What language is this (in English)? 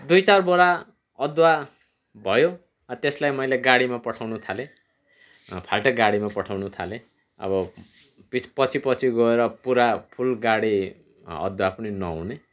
Nepali